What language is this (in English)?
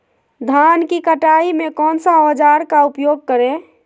Magahi